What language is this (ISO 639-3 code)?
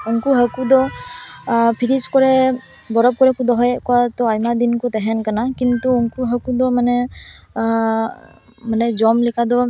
sat